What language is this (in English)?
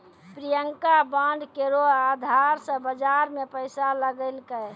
Maithili